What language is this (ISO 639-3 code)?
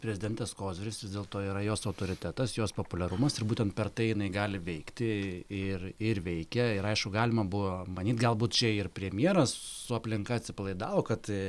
lit